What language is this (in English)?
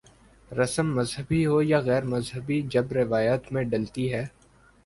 Urdu